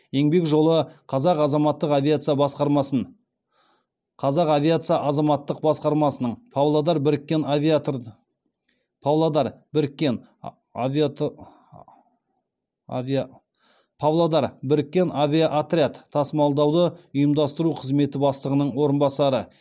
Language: Kazakh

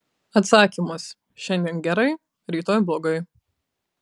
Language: Lithuanian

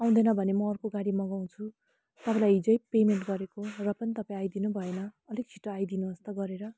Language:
Nepali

